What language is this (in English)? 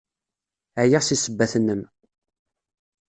Kabyle